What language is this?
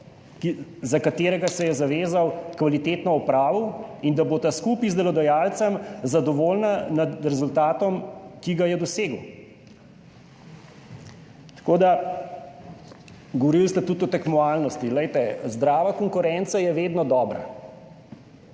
Slovenian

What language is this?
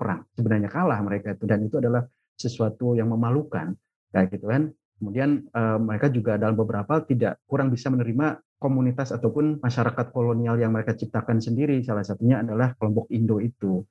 Indonesian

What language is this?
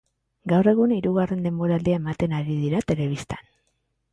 Basque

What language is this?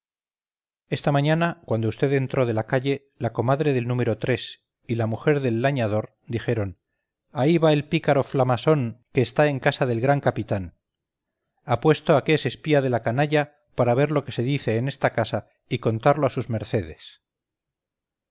Spanish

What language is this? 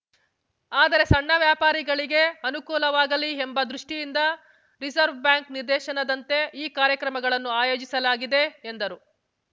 Kannada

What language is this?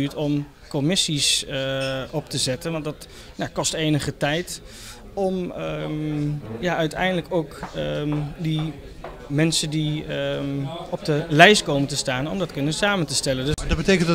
Dutch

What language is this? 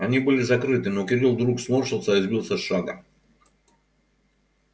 Russian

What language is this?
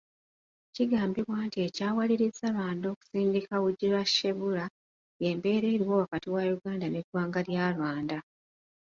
Ganda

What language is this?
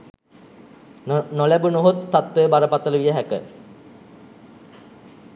Sinhala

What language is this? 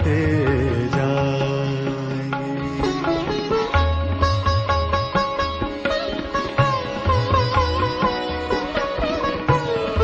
Urdu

